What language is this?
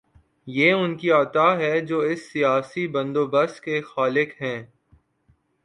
Urdu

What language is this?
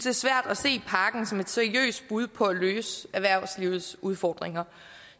Danish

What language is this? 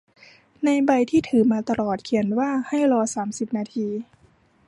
Thai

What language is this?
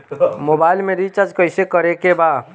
Bhojpuri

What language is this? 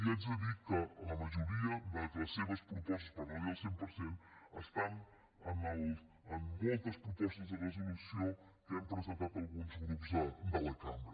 Catalan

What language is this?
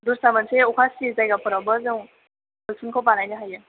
Bodo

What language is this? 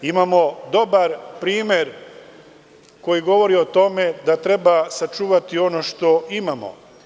Serbian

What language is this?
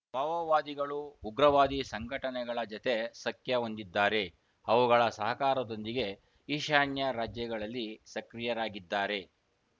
Kannada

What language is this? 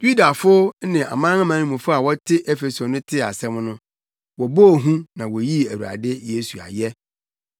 Akan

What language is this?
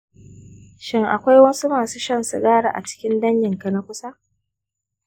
Hausa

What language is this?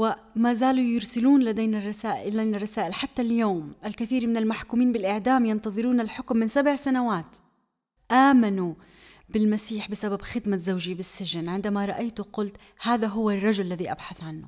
Arabic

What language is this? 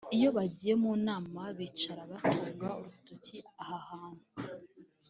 Kinyarwanda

